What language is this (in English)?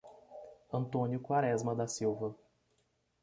Portuguese